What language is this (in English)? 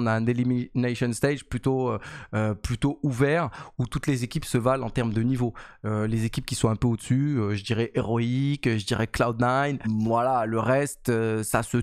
French